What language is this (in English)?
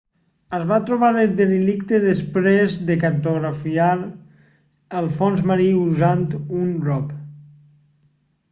Catalan